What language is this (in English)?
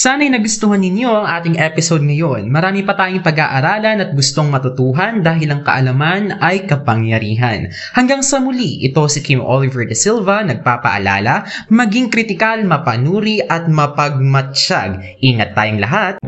Filipino